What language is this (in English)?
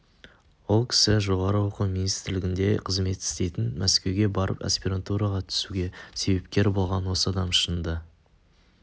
Kazakh